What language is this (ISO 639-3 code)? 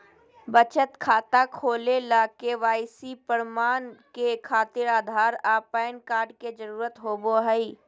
mag